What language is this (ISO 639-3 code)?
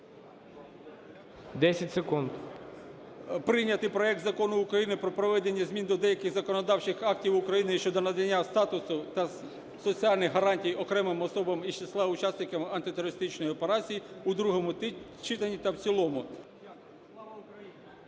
ukr